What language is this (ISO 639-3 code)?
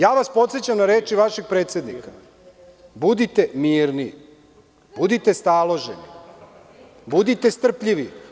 srp